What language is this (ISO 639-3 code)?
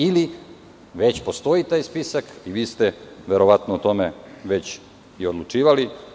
srp